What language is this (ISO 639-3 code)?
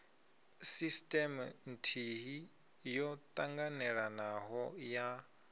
ven